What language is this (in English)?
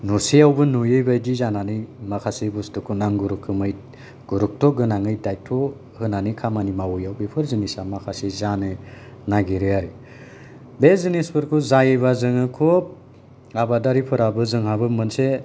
Bodo